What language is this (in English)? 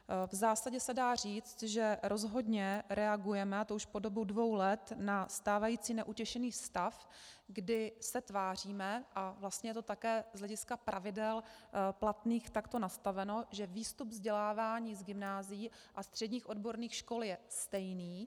Czech